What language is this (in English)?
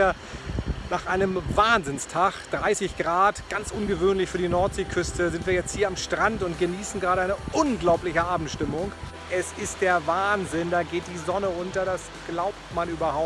German